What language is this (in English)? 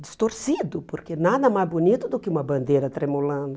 Portuguese